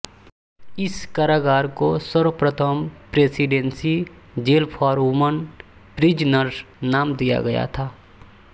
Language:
Hindi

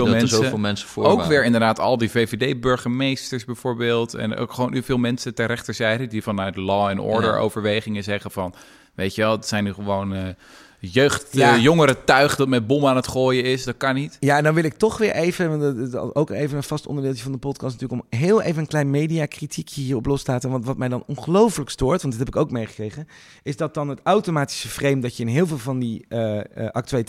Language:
Dutch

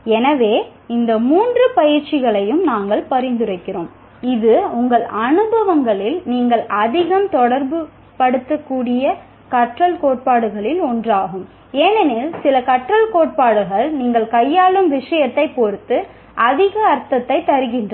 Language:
Tamil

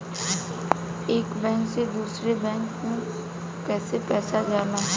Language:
Bhojpuri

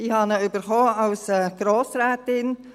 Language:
Swiss German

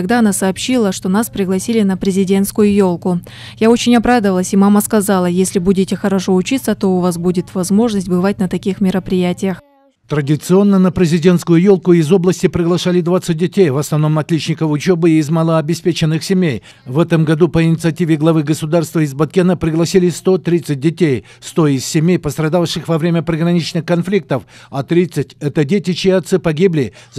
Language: Russian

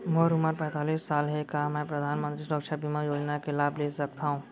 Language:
Chhattisgarhi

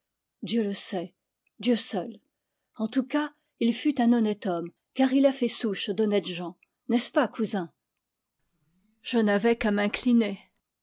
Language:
French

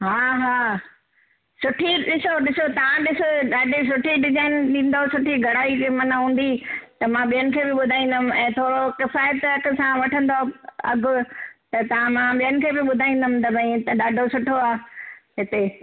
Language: Sindhi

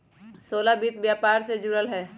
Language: Magahi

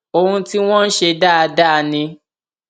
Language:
Yoruba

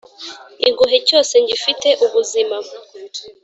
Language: Kinyarwanda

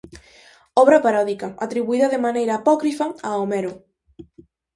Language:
Galician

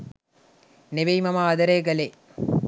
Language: Sinhala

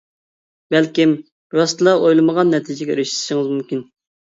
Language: Uyghur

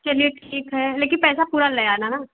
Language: Hindi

